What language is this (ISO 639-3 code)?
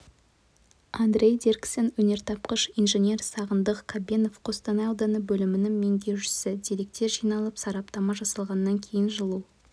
kaz